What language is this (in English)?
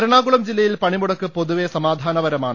Malayalam